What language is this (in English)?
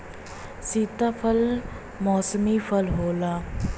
Bhojpuri